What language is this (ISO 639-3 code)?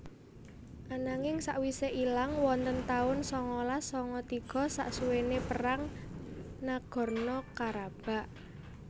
jav